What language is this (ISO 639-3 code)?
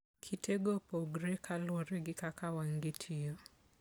luo